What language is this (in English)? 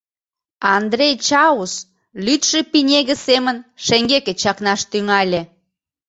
Mari